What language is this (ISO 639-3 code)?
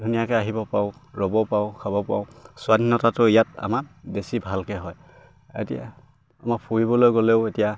asm